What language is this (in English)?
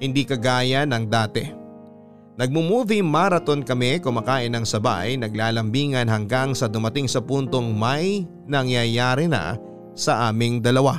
Filipino